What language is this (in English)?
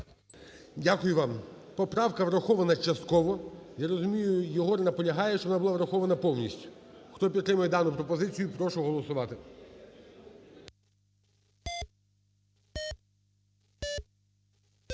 Ukrainian